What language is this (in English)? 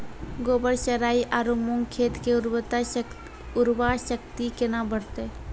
Maithili